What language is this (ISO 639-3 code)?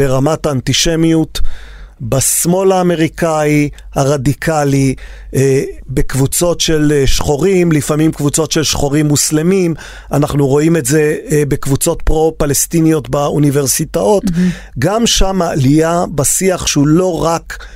heb